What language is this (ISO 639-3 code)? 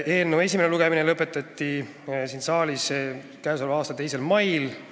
est